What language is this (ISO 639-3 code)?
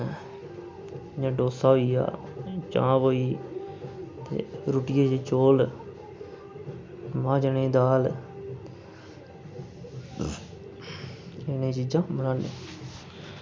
doi